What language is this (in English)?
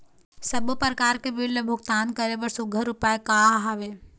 Chhattisgarhi